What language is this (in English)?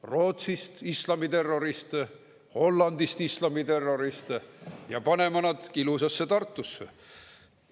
Estonian